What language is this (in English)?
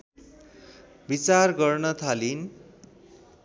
Nepali